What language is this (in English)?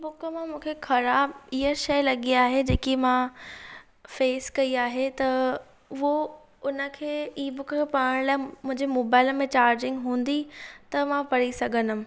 Sindhi